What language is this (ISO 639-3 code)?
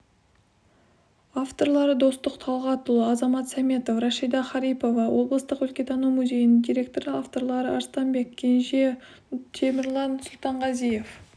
kaz